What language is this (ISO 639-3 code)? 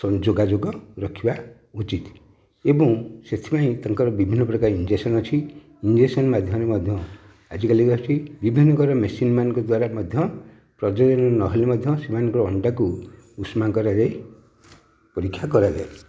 ori